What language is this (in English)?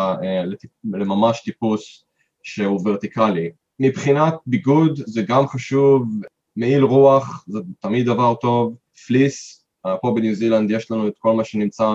Hebrew